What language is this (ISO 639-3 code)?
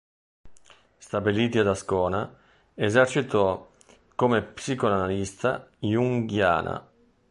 ita